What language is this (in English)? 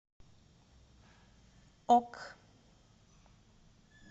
Russian